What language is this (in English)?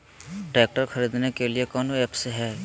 Magahi